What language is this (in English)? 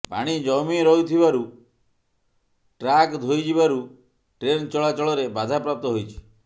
Odia